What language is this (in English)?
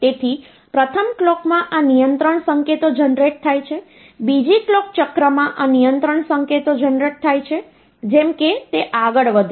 Gujarati